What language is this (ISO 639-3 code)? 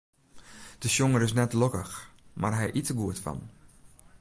fry